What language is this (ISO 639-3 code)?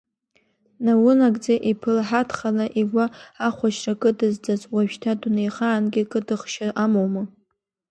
abk